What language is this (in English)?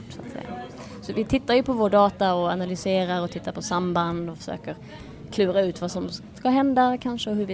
Swedish